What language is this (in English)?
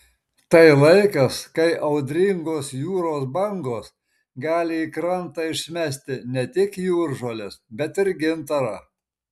Lithuanian